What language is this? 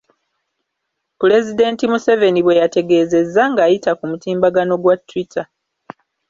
Ganda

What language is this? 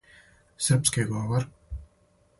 Serbian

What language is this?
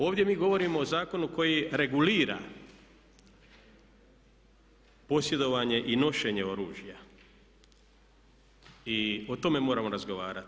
Croatian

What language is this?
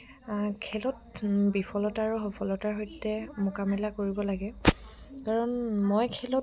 Assamese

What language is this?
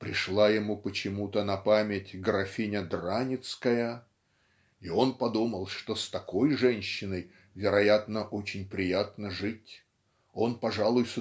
Russian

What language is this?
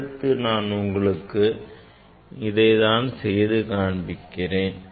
Tamil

